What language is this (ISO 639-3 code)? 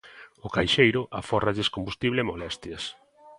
glg